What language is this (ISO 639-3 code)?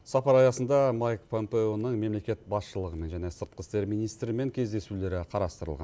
kaz